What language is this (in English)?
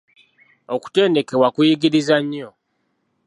Ganda